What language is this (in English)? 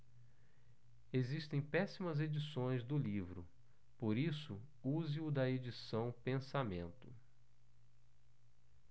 Portuguese